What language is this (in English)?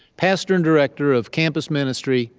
English